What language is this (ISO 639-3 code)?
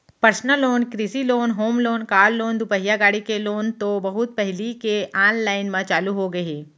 hne